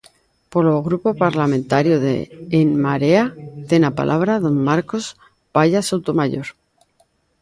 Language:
Galician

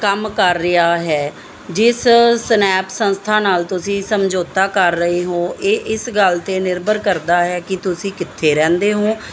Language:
Punjabi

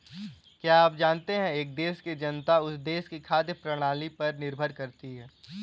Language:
Hindi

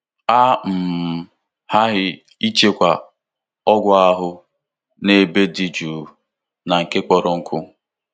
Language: Igbo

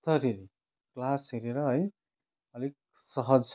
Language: Nepali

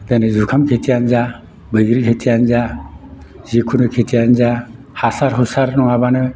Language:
Bodo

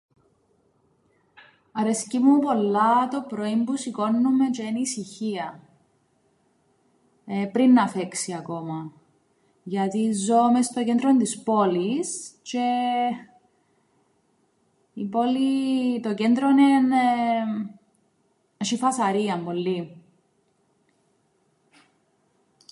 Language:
Greek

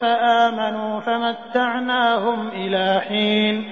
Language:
Arabic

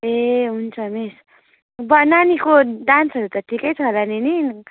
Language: Nepali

